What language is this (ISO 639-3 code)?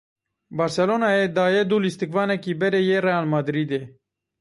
kur